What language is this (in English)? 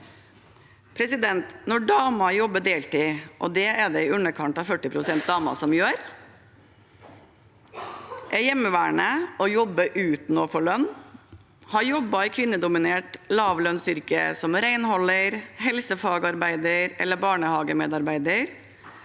Norwegian